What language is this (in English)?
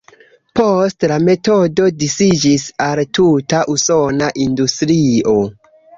Esperanto